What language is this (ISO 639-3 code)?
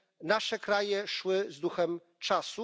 pol